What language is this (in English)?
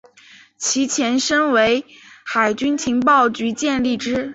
Chinese